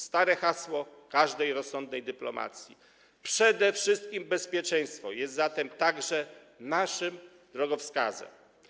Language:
Polish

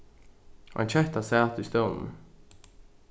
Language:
Faroese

